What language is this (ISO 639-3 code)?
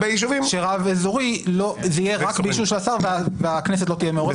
heb